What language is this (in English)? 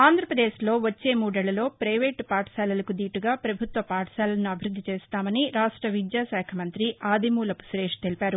Telugu